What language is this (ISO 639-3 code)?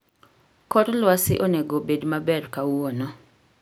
luo